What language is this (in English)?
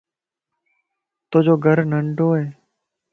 Lasi